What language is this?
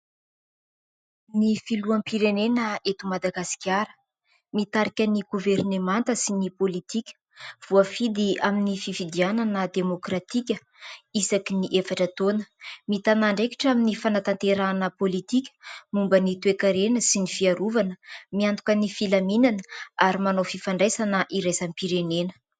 Malagasy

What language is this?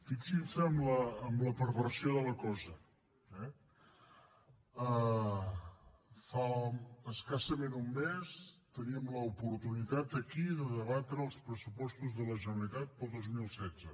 Catalan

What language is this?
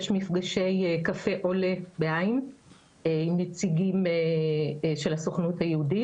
Hebrew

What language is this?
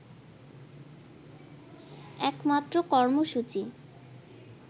Bangla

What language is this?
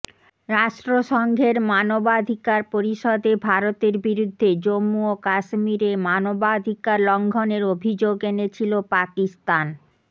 Bangla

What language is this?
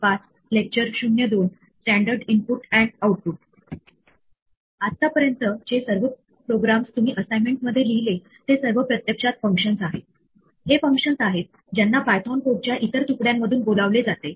Marathi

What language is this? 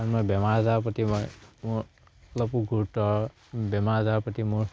Assamese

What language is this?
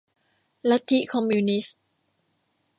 Thai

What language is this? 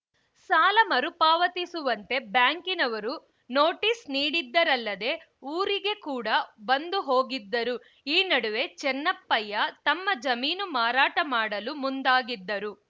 Kannada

